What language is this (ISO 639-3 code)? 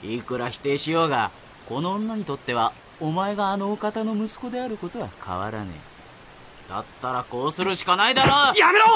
jpn